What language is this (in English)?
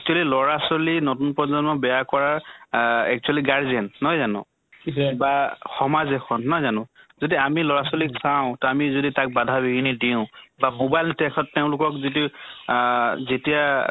Assamese